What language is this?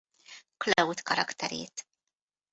Hungarian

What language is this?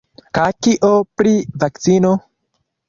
Esperanto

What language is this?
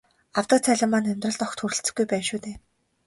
Mongolian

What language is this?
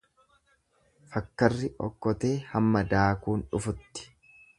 Oromo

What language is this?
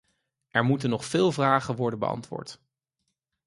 Dutch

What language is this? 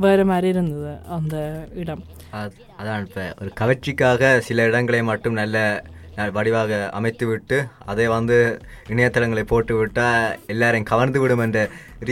Tamil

